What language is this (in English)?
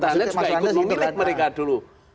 Indonesian